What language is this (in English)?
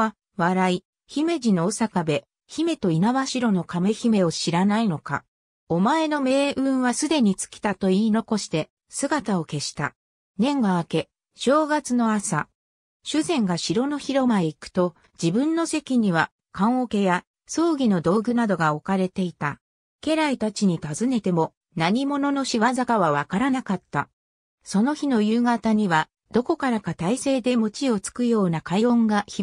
Japanese